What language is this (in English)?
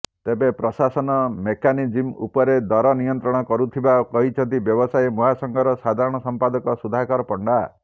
Odia